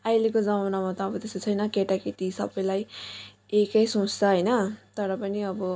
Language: Nepali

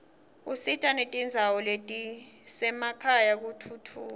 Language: Swati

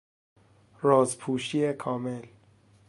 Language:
Persian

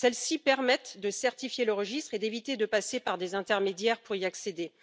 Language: French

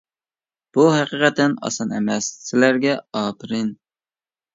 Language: Uyghur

